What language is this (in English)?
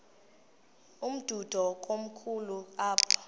Xhosa